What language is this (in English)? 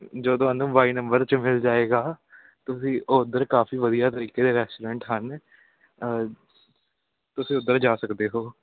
Punjabi